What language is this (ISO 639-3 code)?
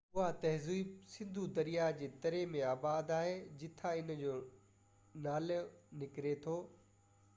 snd